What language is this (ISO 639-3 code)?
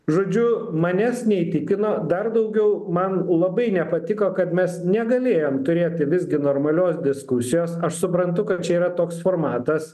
lit